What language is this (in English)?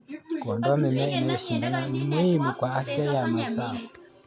Kalenjin